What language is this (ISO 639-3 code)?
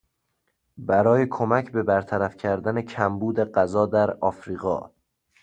fas